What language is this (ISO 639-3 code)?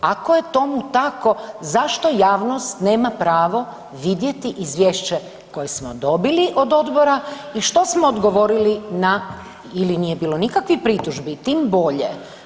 hrv